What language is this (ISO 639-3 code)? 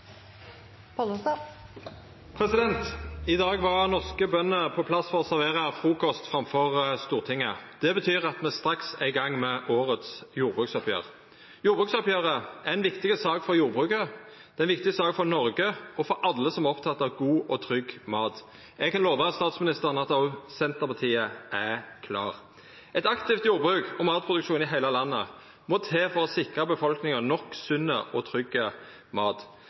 nor